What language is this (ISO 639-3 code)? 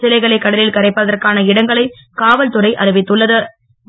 tam